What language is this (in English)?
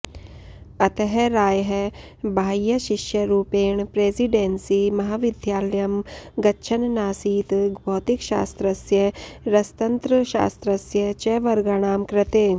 Sanskrit